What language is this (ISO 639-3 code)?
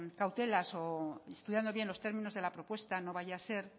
spa